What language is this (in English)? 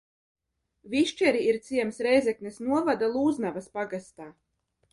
Latvian